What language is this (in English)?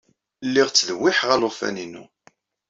Kabyle